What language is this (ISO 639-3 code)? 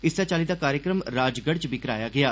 doi